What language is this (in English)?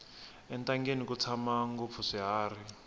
Tsonga